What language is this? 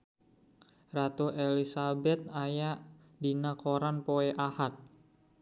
Sundanese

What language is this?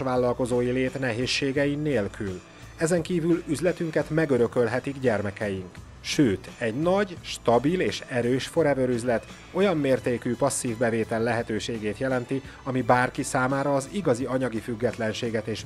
Hungarian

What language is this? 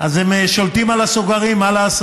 Hebrew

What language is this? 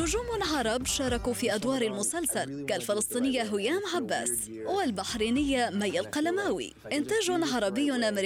Arabic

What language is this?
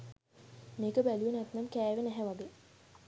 Sinhala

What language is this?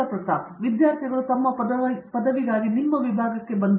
Kannada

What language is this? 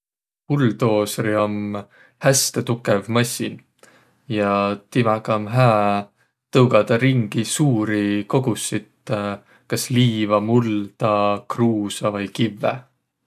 Võro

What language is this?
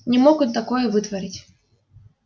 Russian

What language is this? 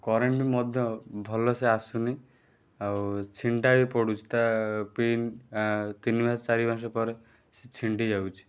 Odia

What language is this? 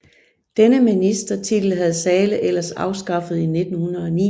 Danish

